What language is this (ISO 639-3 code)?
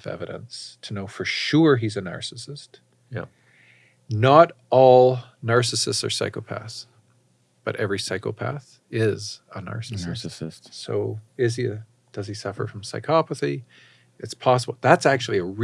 eng